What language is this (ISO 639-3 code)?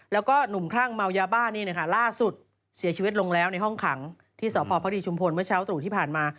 tha